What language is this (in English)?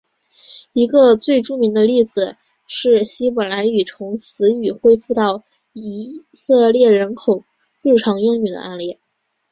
Chinese